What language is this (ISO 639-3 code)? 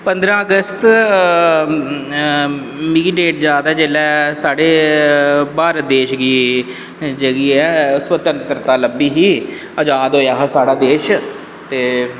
doi